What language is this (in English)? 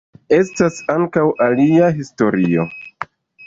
Esperanto